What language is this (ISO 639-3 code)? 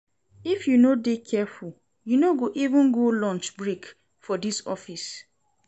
pcm